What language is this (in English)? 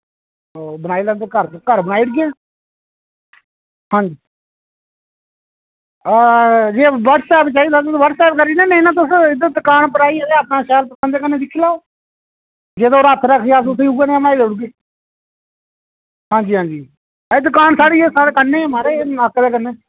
Dogri